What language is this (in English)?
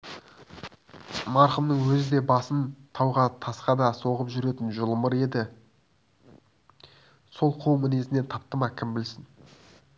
Kazakh